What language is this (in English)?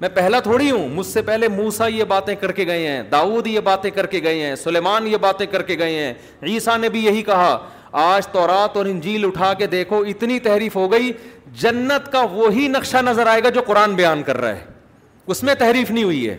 Urdu